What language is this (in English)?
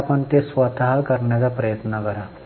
Marathi